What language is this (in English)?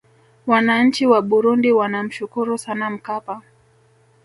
Swahili